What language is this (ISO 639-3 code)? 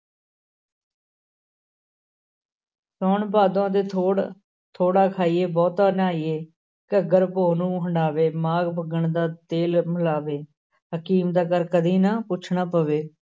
pan